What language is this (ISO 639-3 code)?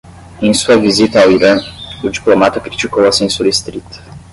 por